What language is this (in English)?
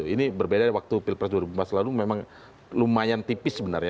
Indonesian